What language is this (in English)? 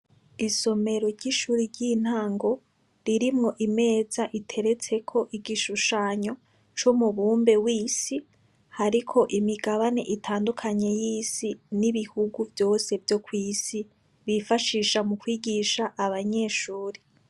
Rundi